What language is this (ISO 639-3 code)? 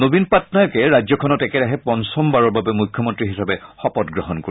asm